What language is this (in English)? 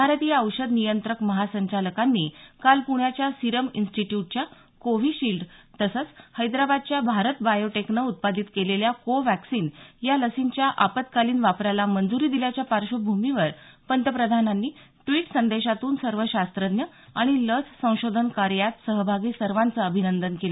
Marathi